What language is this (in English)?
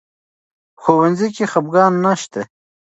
Pashto